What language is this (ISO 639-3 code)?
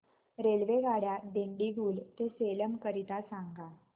mar